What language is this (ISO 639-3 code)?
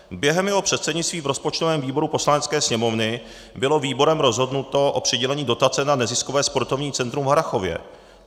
ces